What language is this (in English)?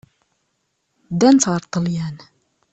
Kabyle